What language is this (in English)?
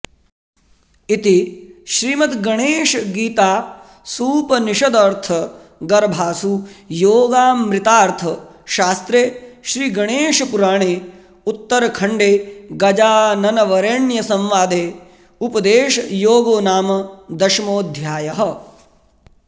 Sanskrit